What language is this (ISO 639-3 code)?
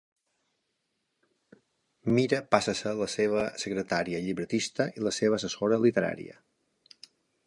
cat